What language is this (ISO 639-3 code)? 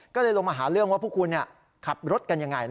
tha